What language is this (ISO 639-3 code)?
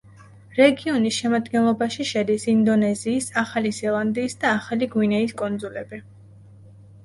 kat